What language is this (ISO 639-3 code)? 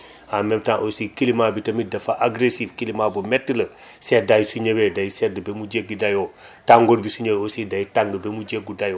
wol